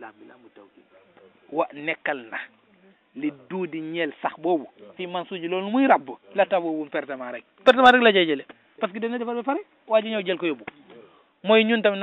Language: Arabic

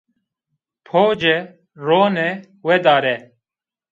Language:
Zaza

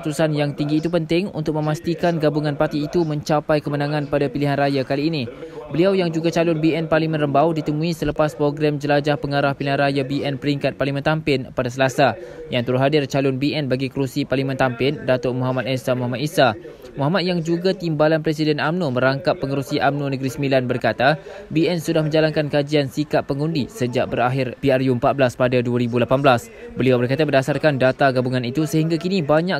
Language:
Malay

